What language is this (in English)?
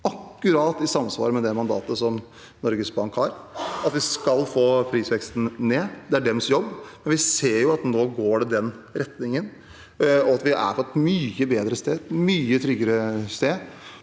Norwegian